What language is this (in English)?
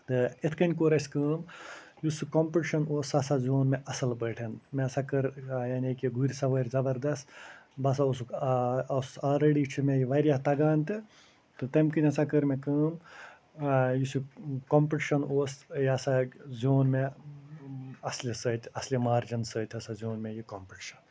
Kashmiri